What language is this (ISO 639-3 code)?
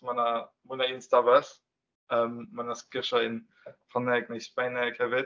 cym